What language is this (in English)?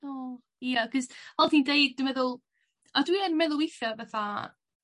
Welsh